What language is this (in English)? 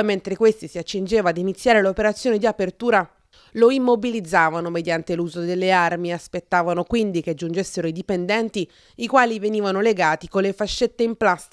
Italian